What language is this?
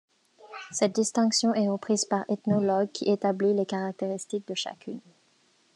French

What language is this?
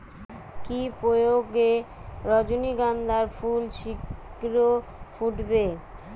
Bangla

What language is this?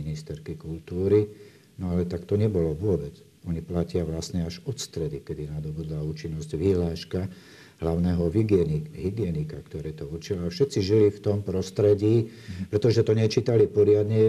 Slovak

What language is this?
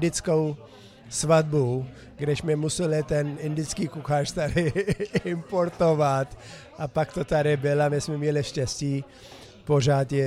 Czech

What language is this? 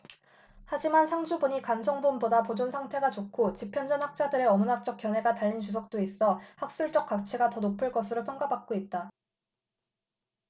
Korean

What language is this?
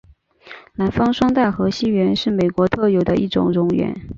Chinese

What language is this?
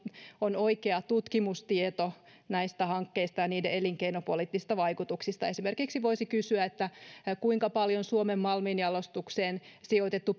Finnish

